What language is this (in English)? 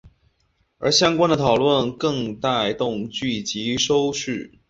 Chinese